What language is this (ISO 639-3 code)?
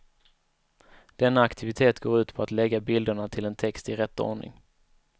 swe